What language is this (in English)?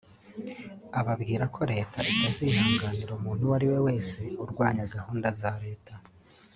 Kinyarwanda